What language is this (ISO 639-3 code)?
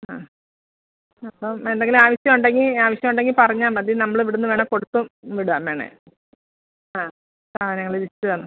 mal